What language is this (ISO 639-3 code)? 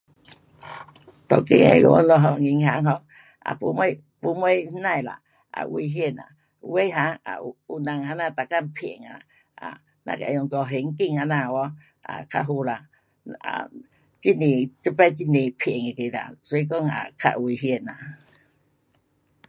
cpx